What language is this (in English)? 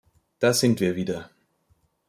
German